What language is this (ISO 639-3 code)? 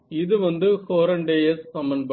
tam